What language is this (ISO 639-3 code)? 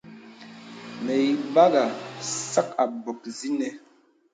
beb